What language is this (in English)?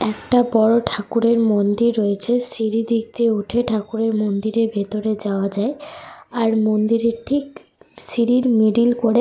Bangla